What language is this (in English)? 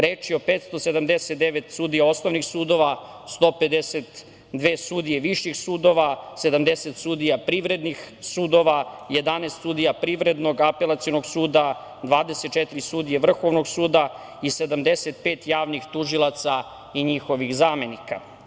Serbian